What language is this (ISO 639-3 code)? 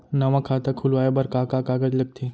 hne